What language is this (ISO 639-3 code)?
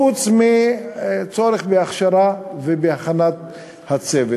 heb